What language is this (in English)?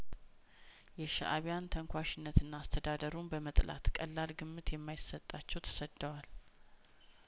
Amharic